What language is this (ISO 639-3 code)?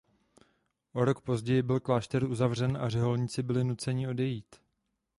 ces